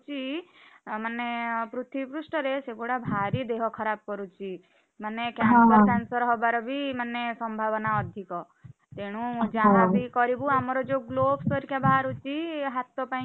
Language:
Odia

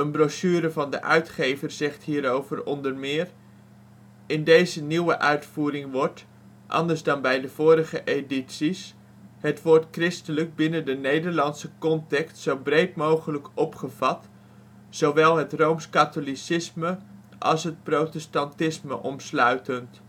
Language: Dutch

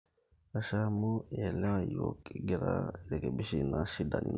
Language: Masai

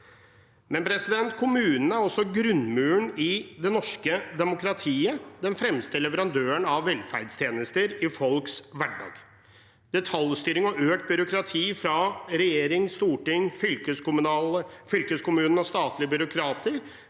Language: Norwegian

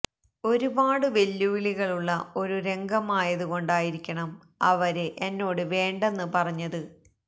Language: Malayalam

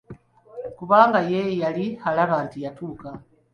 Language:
Ganda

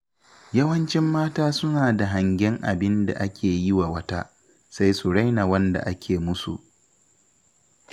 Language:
Hausa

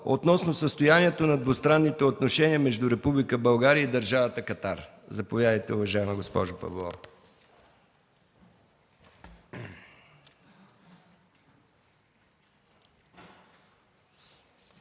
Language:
Bulgarian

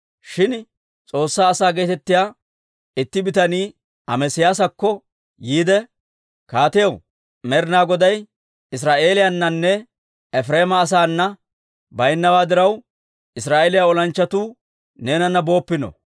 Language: Dawro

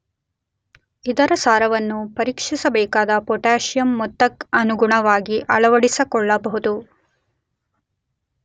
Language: Kannada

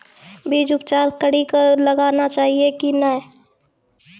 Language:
Maithili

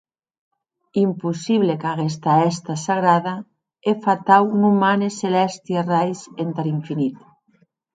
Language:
Occitan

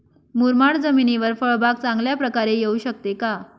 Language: Marathi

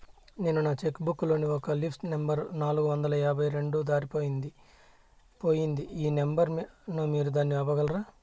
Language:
Telugu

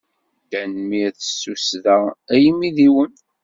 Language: Kabyle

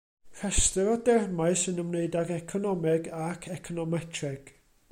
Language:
Welsh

